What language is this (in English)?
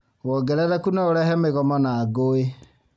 Kikuyu